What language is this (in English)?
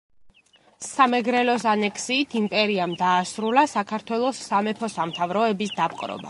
Georgian